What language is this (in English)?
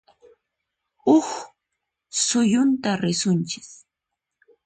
Puno Quechua